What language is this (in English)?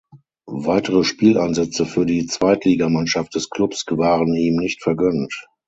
German